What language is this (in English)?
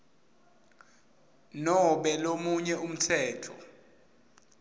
Swati